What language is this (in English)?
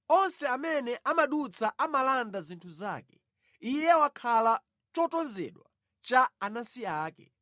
Nyanja